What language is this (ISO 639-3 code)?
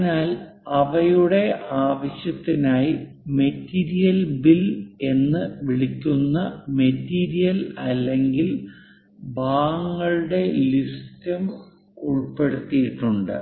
mal